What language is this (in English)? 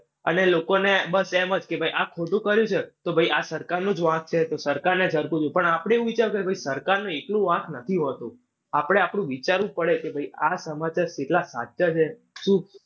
Gujarati